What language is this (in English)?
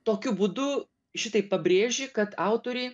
Lithuanian